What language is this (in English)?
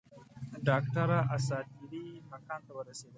Pashto